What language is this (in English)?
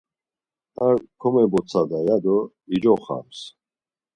Laz